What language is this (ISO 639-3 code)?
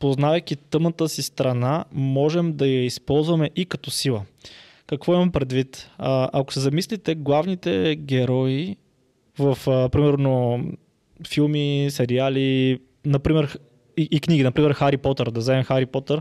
bul